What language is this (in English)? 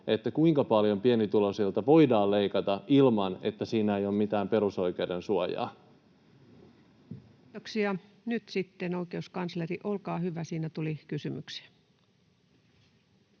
Finnish